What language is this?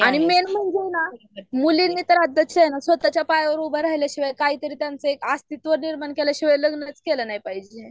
Marathi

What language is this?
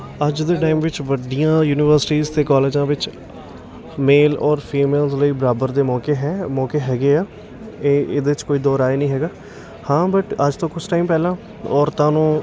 Punjabi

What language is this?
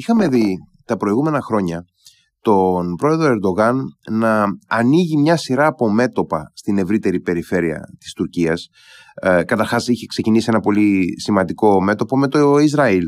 Greek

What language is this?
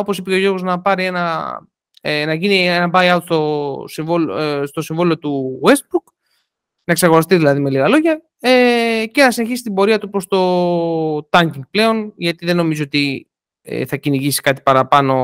Greek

